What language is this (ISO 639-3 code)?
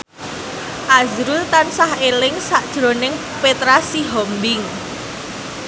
jav